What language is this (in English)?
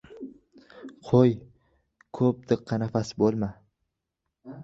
Uzbek